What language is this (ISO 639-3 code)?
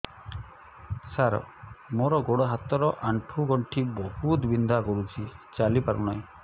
ori